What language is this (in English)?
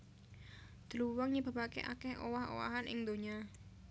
Javanese